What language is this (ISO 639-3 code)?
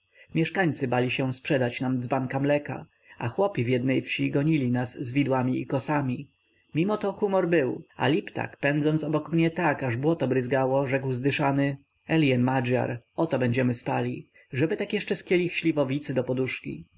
pol